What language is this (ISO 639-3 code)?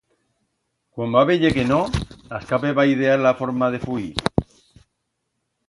arg